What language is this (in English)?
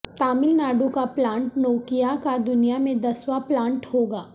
Urdu